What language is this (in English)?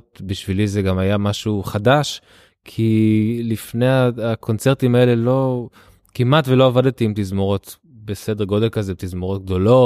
Hebrew